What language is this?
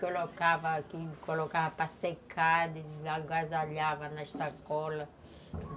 Portuguese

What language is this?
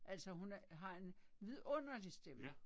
Danish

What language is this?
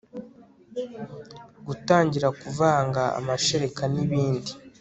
Kinyarwanda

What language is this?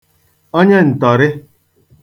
Igbo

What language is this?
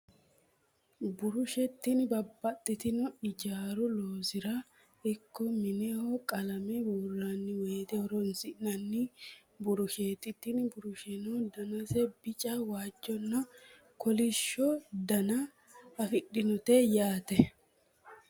Sidamo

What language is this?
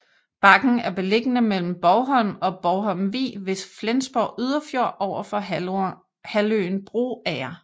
Danish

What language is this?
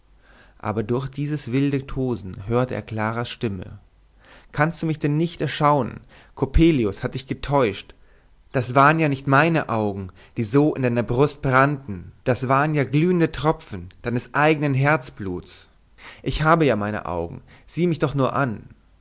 German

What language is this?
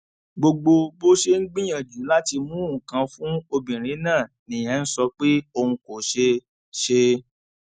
Yoruba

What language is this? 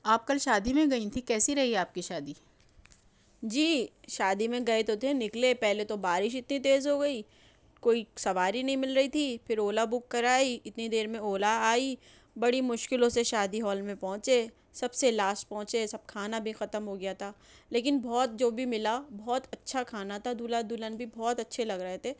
Urdu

